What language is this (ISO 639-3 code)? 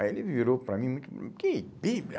por